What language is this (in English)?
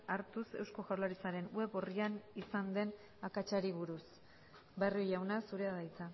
Basque